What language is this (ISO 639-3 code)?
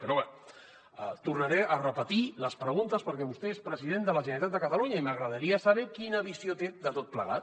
cat